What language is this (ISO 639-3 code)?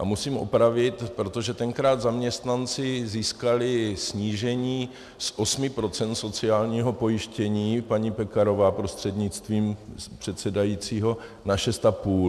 ces